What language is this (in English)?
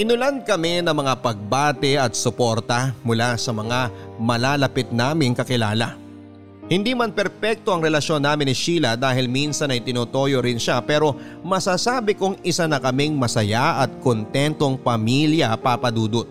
Filipino